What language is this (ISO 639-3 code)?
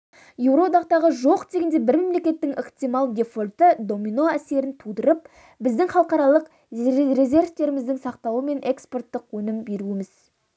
kaz